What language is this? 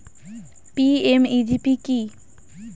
Bangla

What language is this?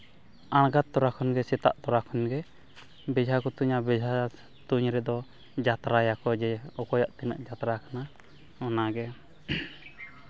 Santali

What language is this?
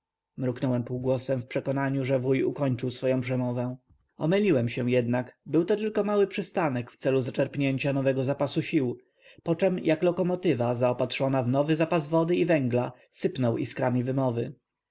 Polish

